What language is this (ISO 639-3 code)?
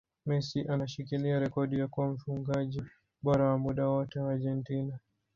swa